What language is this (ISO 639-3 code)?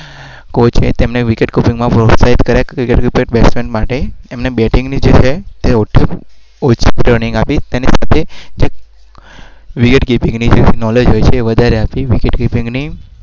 guj